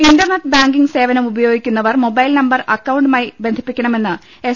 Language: Malayalam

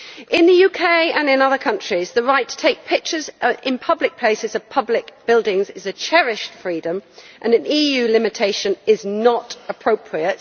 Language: English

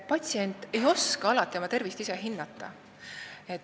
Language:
Estonian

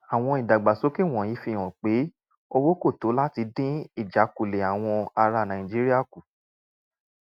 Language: Yoruba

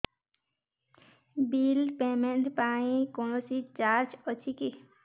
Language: Odia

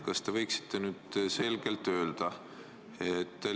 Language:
Estonian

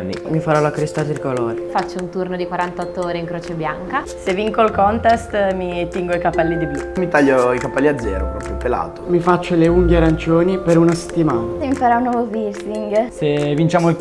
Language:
Italian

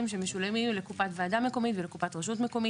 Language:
Hebrew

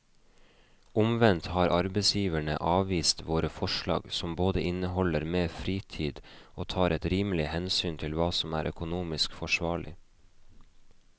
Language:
Norwegian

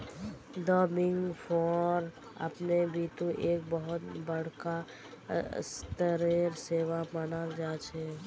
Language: Magahi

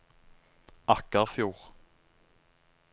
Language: Norwegian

